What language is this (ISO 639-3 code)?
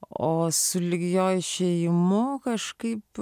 lit